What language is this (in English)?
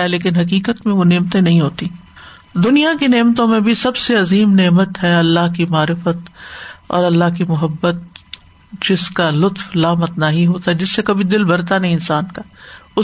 Urdu